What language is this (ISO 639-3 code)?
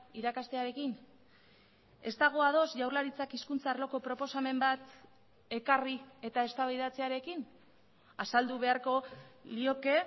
eus